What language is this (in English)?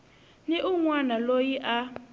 Tsonga